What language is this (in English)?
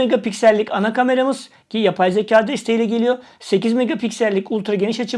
Turkish